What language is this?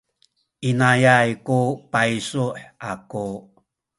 Sakizaya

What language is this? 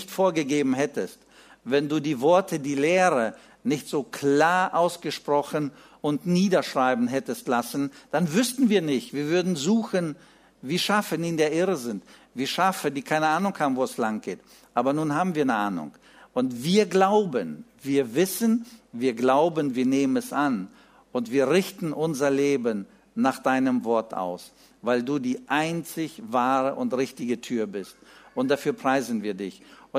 German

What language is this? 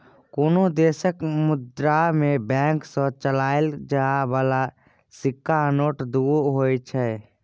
Maithili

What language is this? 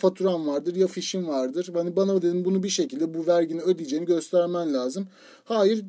Turkish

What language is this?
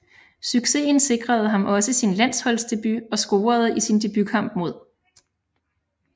Danish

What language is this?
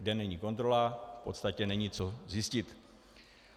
Czech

